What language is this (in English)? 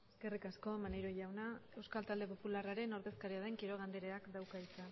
Basque